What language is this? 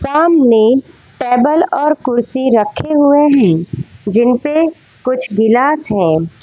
Hindi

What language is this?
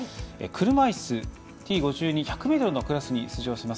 Japanese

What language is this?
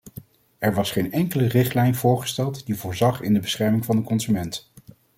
Dutch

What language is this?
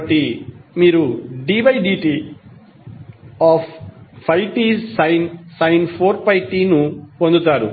Telugu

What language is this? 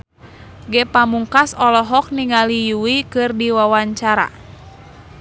Sundanese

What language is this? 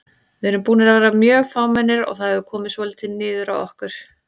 Icelandic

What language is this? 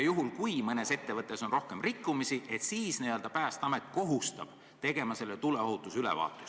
Estonian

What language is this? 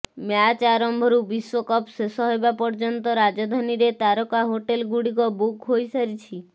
Odia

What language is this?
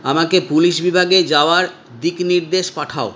Bangla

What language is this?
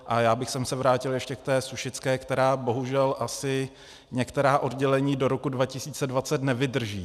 Czech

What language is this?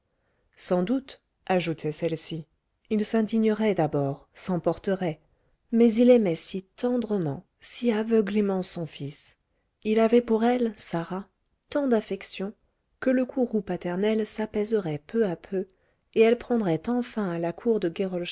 French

